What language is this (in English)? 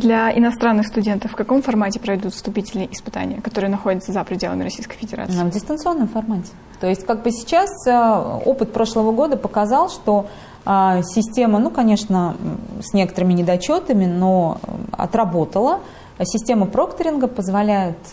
Russian